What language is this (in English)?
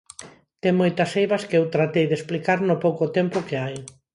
Galician